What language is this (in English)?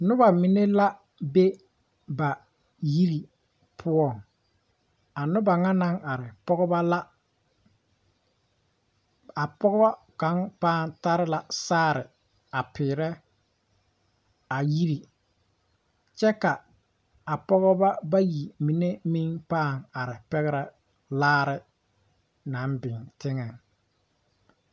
Southern Dagaare